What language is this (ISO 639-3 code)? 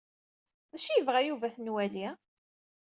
kab